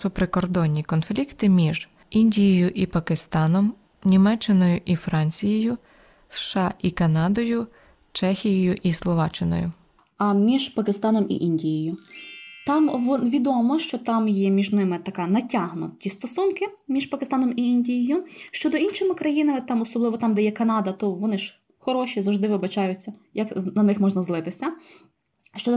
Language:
Ukrainian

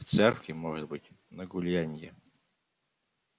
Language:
Russian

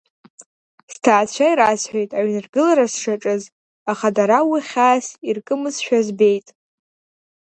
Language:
Abkhazian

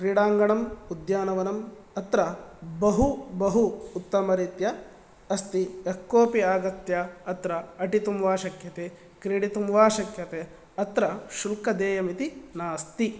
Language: Sanskrit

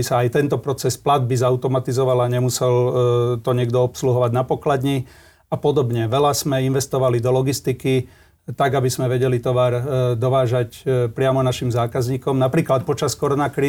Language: Slovak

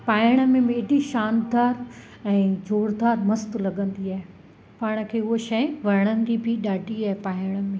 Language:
Sindhi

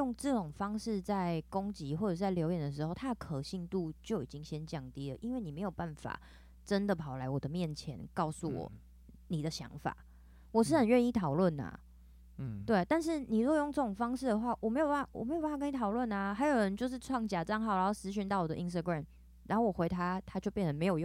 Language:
Chinese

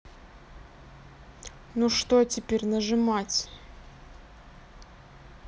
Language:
Russian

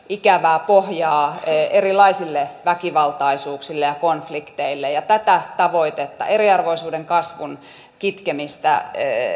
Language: Finnish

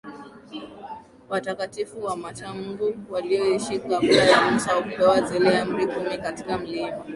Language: Swahili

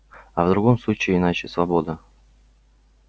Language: Russian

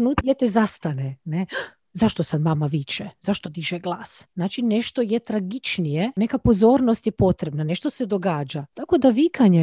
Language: Croatian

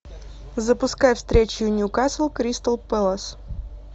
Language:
Russian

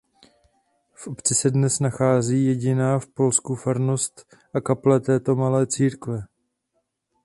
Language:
Czech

